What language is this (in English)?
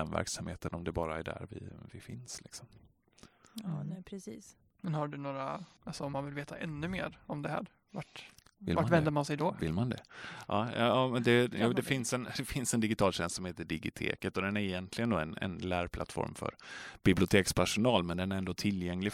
Swedish